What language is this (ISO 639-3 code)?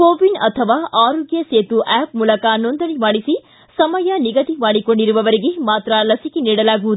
kan